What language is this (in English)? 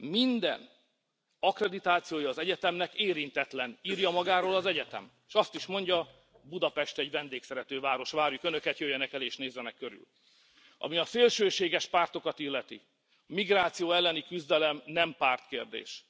Hungarian